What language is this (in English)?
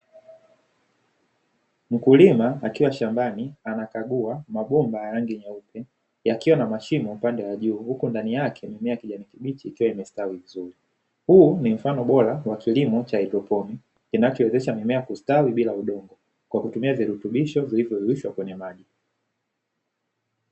Swahili